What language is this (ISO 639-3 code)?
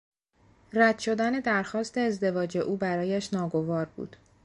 fas